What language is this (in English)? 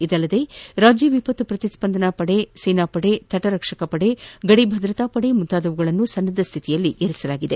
Kannada